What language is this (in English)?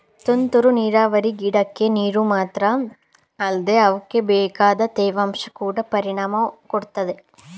Kannada